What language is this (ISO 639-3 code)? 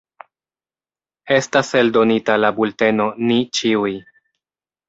epo